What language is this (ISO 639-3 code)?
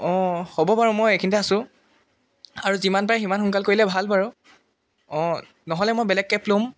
asm